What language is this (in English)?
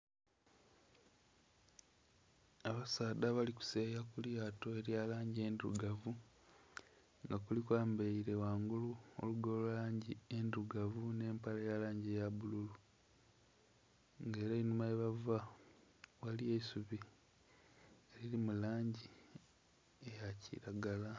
Soga